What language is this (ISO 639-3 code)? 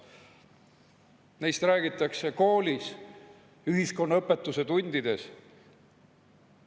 est